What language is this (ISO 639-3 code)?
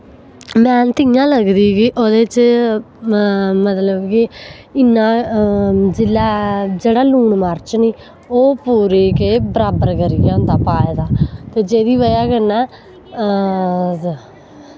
doi